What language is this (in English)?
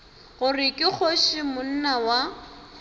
Northern Sotho